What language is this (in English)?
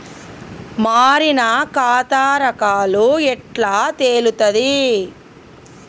Telugu